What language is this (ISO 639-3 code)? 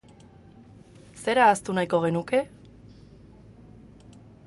eus